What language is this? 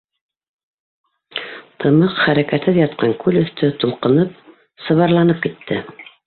Bashkir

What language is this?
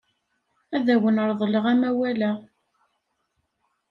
Kabyle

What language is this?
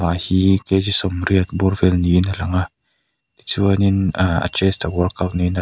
Mizo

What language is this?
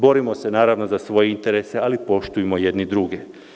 Serbian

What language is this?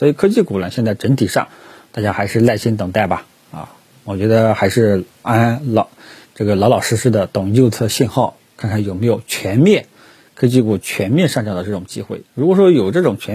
Chinese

